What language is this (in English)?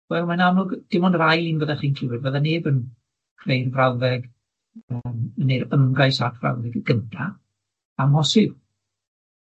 Welsh